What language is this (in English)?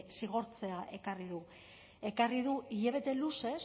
Basque